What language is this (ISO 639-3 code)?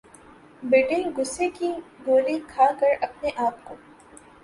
urd